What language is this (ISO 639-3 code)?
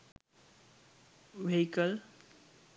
sin